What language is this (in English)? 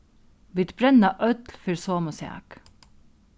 Faroese